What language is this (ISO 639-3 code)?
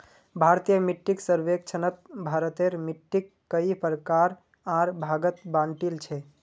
mag